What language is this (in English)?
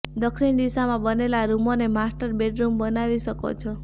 Gujarati